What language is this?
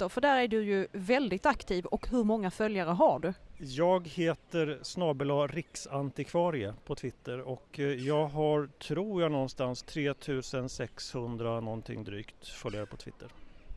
Swedish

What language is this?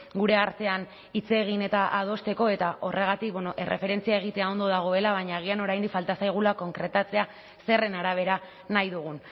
Basque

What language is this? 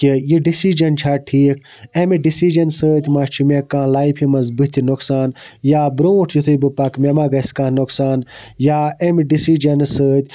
Kashmiri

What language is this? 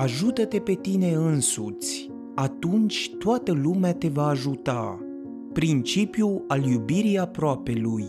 Romanian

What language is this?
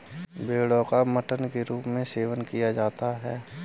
Hindi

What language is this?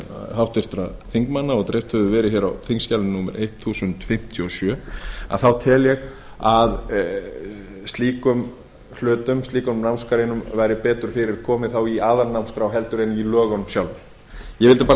Icelandic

